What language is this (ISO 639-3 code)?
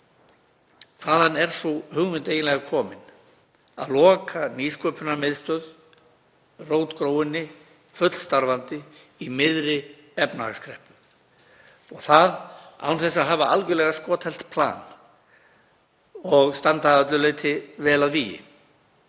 isl